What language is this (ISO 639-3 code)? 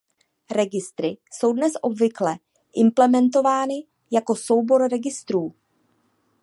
ces